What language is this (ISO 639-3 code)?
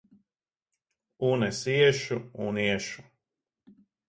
lav